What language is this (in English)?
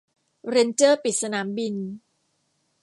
Thai